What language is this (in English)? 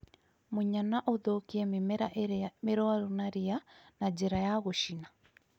Kikuyu